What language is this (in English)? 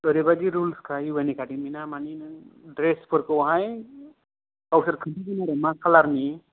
Bodo